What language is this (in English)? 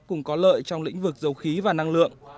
Vietnamese